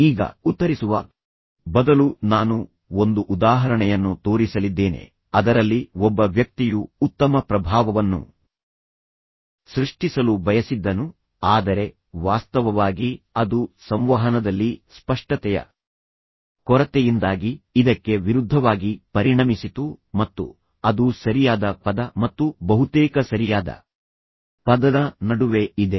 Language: Kannada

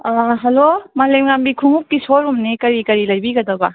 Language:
Manipuri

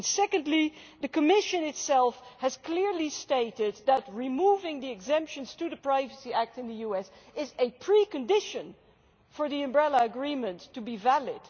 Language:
English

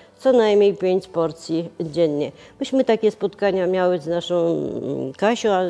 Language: Polish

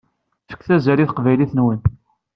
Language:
Kabyle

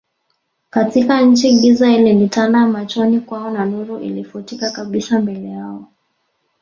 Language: Swahili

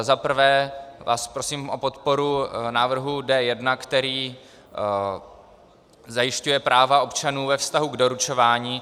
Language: Czech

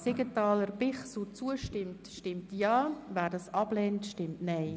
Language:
Swiss German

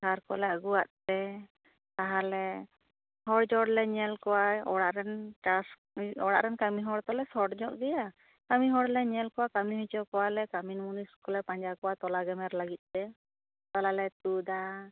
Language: Santali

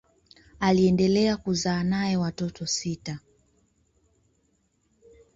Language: Swahili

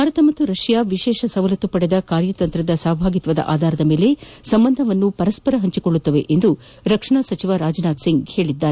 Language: Kannada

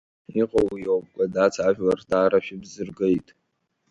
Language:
Abkhazian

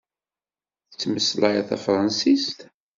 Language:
Kabyle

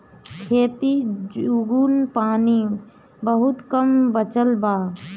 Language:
Bhojpuri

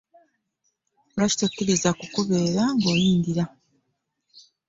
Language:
Ganda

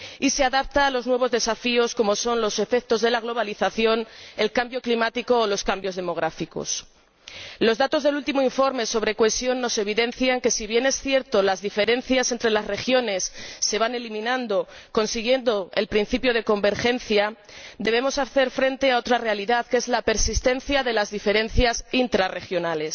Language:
Spanish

